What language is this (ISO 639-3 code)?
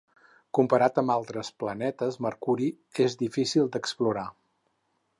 cat